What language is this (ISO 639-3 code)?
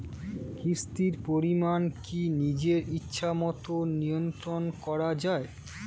ben